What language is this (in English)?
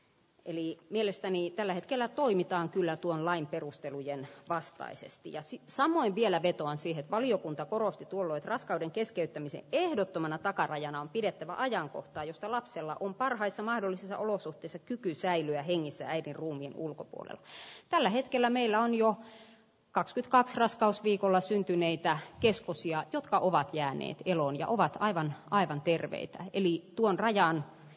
Finnish